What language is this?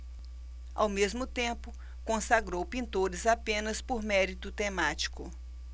Portuguese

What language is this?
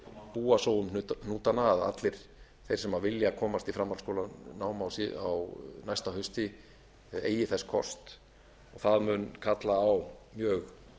Icelandic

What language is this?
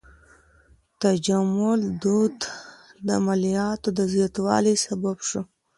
Pashto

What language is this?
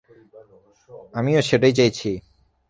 Bangla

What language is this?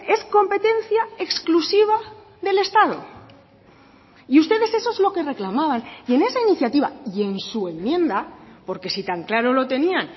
Spanish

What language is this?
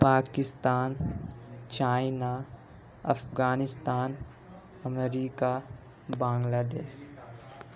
Urdu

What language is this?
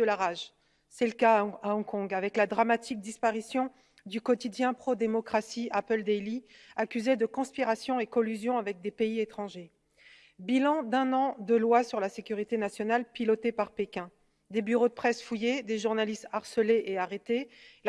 French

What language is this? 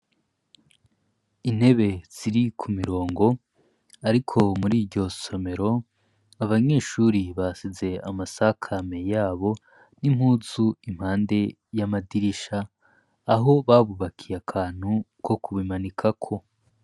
Rundi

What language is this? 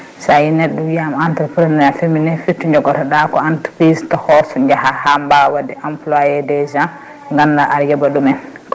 Fula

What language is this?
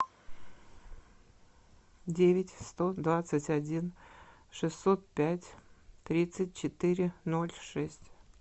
Russian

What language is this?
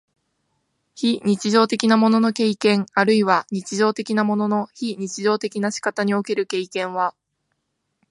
Japanese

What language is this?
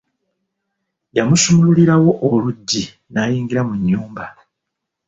Ganda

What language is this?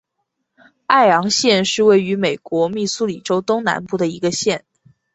Chinese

